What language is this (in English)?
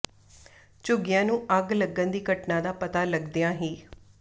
Punjabi